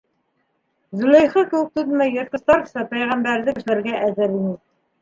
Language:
Bashkir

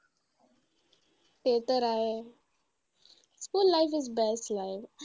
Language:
Marathi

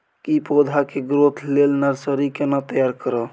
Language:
Maithili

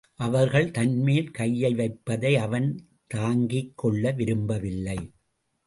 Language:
Tamil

